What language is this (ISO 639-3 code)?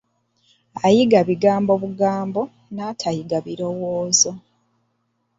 lug